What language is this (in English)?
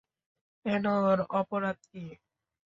Bangla